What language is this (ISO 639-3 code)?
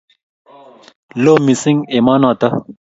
kln